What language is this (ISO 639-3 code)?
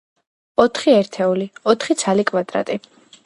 kat